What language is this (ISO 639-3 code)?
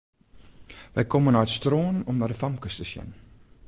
fry